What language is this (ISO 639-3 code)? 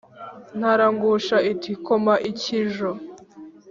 kin